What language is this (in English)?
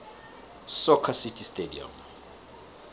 South Ndebele